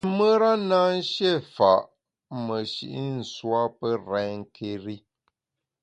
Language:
Bamun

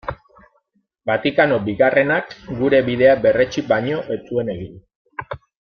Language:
Basque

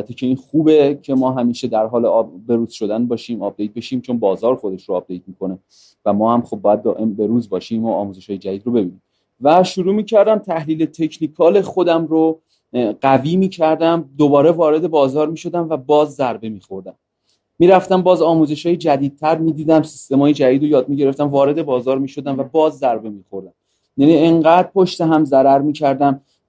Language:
Persian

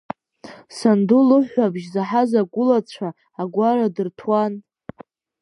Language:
Abkhazian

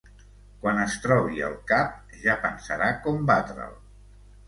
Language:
Catalan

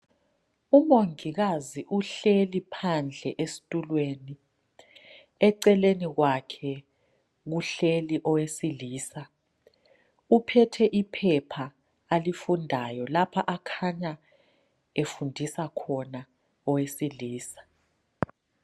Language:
North Ndebele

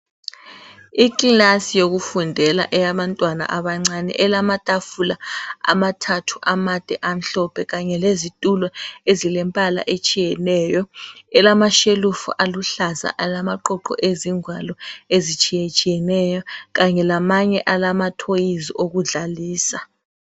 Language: North Ndebele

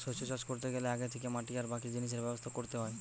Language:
Bangla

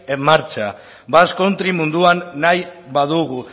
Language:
Basque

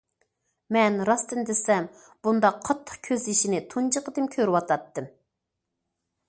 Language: Uyghur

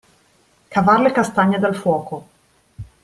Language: Italian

